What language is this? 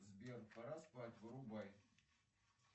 Russian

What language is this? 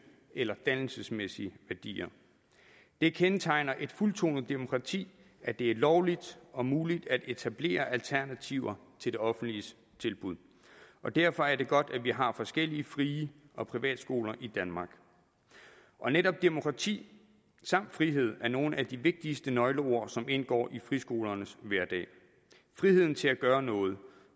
Danish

